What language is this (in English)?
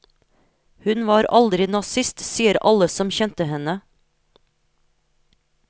Norwegian